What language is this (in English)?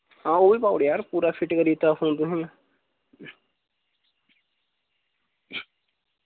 Dogri